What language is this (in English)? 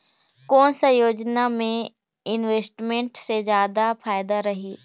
Chhattisgarhi